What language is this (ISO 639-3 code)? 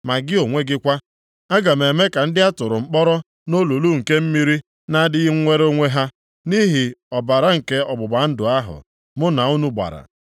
ibo